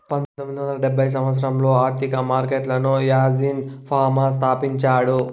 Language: Telugu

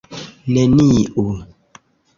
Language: Esperanto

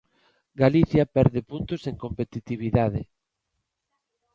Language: Galician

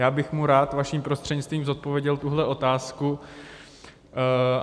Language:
Czech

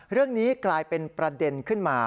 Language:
Thai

